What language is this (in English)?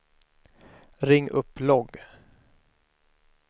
Swedish